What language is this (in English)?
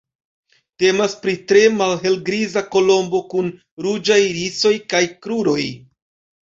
Esperanto